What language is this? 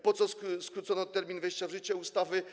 Polish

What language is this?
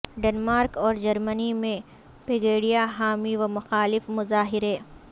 Urdu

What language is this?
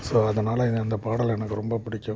Tamil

